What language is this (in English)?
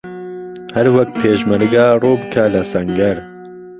Central Kurdish